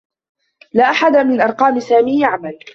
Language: Arabic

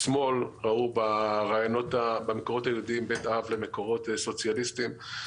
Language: Hebrew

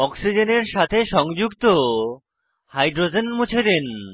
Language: Bangla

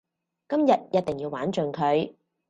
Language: Cantonese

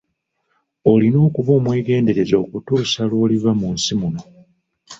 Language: Ganda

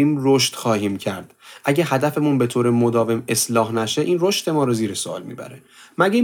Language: Persian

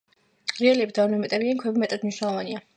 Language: Georgian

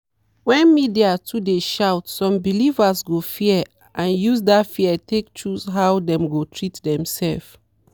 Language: Nigerian Pidgin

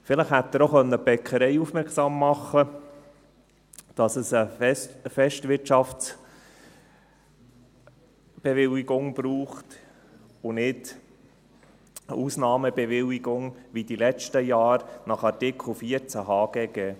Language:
Swiss German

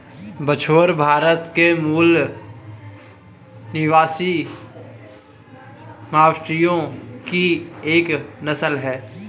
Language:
Hindi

